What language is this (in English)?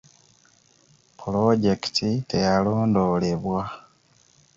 Ganda